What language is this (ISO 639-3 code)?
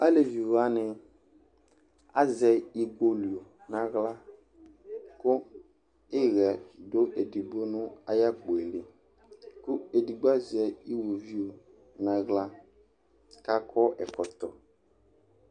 kpo